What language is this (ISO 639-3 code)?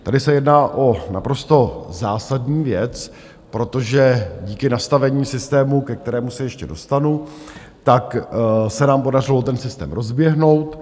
ces